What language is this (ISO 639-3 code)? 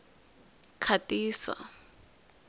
tso